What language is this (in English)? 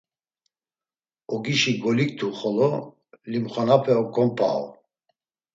Laz